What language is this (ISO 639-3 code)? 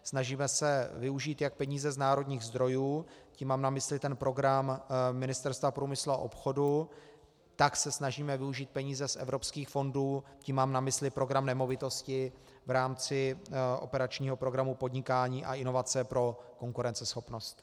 ces